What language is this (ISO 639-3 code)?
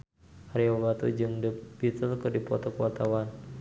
sun